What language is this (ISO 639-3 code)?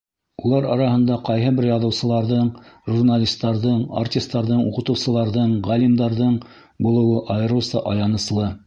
bak